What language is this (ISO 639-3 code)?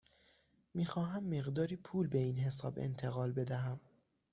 fas